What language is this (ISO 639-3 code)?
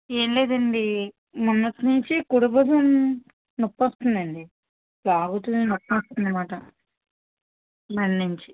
tel